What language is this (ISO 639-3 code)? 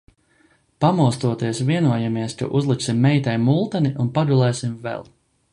lav